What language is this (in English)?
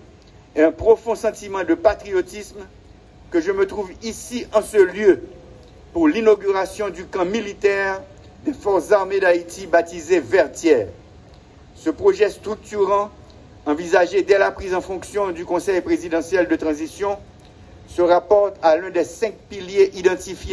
French